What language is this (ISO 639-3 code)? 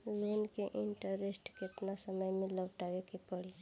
bho